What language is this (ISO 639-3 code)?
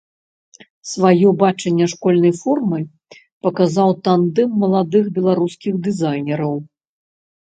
bel